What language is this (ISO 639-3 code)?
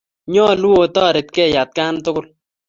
kln